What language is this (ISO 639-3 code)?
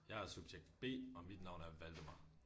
dan